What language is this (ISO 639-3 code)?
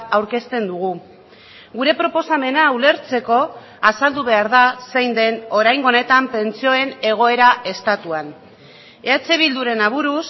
eus